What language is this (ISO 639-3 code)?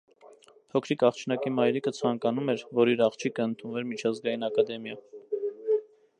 hye